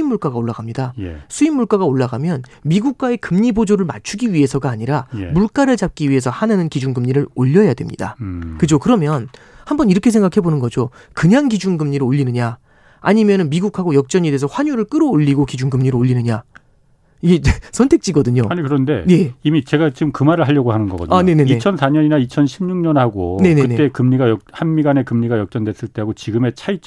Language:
Korean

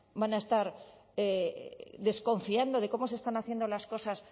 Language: Spanish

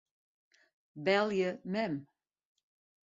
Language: Western Frisian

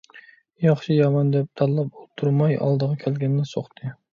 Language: Uyghur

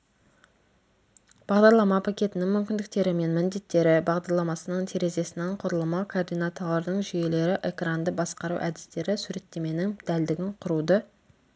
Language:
Kazakh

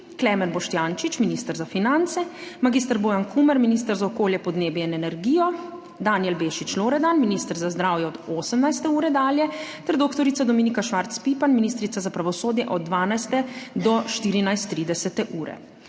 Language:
Slovenian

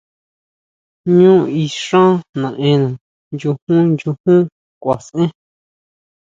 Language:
Huautla Mazatec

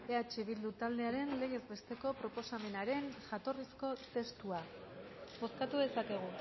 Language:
Basque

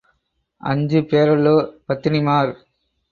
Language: Tamil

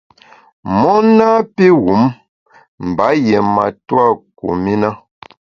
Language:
Bamun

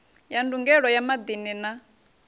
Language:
Venda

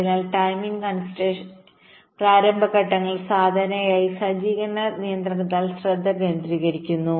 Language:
Malayalam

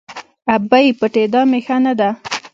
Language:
Pashto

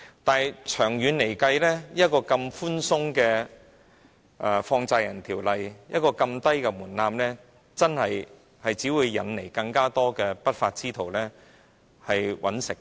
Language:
Cantonese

